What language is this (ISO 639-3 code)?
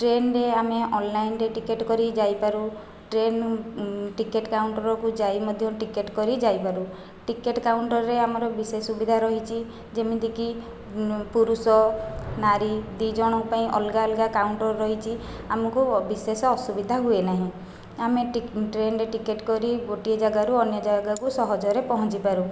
ori